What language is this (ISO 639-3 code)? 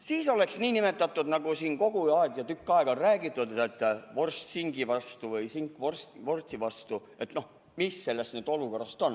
est